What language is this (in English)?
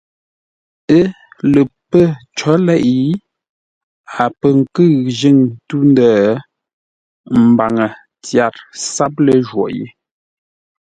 Ngombale